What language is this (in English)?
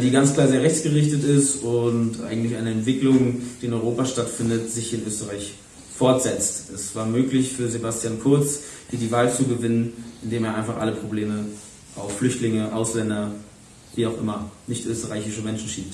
German